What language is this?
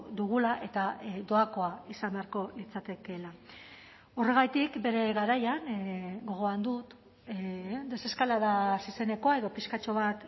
Basque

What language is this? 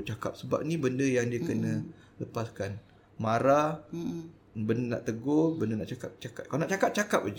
Malay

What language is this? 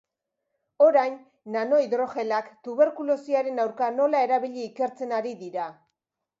Basque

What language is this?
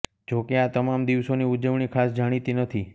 Gujarati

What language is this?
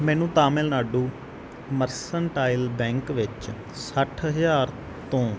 Punjabi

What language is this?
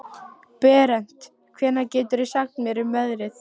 Icelandic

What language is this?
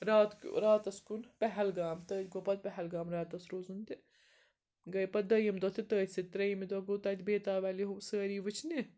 Kashmiri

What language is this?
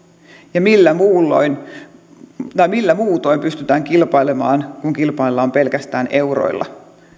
Finnish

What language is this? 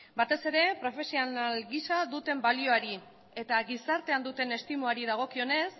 Basque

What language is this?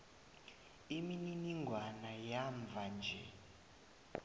South Ndebele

